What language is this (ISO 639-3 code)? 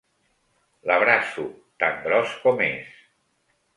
cat